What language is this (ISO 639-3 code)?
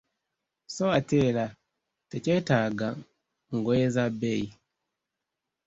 lug